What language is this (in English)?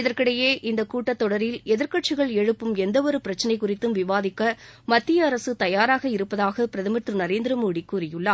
Tamil